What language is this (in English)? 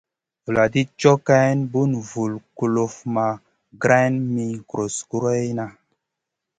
Masana